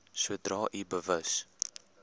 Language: Afrikaans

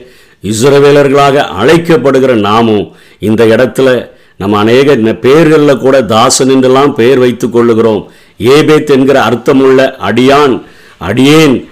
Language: Tamil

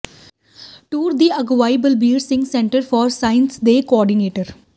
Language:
Punjabi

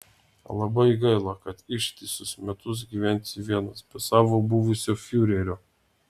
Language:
Lithuanian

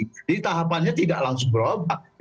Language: Indonesian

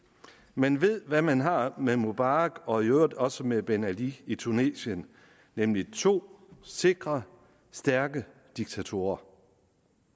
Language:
Danish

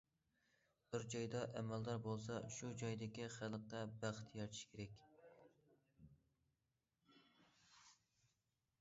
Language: Uyghur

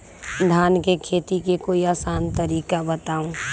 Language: Magahi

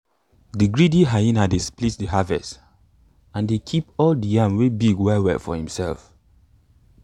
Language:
Nigerian Pidgin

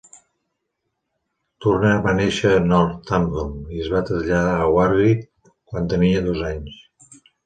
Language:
Catalan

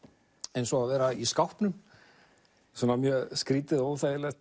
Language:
Icelandic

